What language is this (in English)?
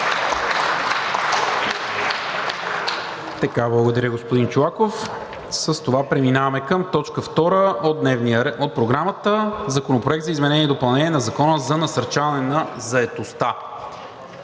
Bulgarian